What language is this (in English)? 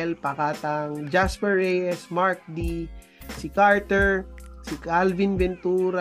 Filipino